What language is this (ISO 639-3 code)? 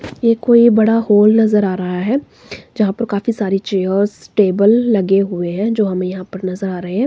hin